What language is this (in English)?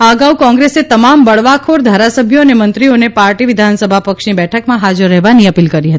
Gujarati